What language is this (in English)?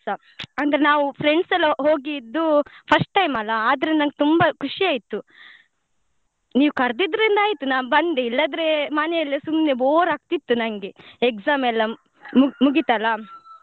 Kannada